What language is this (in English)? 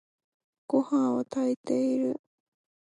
Japanese